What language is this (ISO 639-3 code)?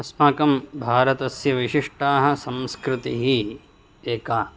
san